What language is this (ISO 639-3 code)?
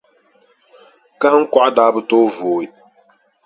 dag